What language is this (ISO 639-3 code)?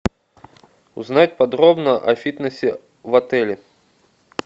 rus